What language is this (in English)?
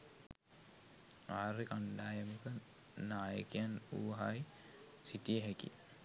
Sinhala